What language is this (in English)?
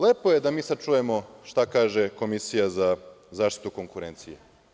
Serbian